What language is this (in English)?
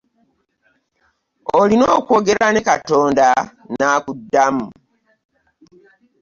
Ganda